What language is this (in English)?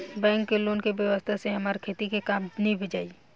Bhojpuri